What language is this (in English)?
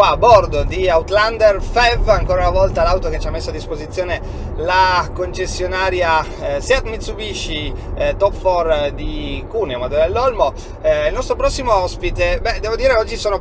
Italian